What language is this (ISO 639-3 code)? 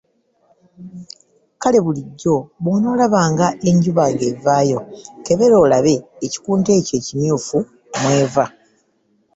lug